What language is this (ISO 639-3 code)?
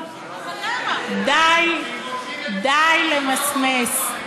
heb